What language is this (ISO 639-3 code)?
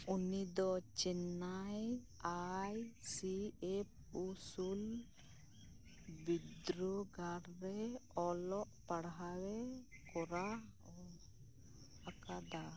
sat